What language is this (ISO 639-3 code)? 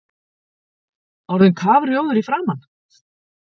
isl